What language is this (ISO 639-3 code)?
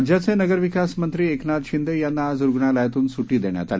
mar